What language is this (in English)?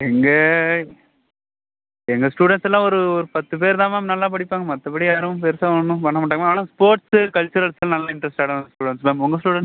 Tamil